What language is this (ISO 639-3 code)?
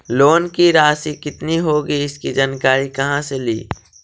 mag